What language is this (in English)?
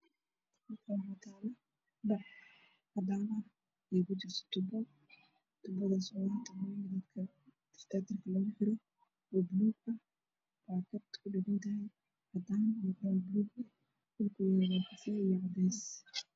Somali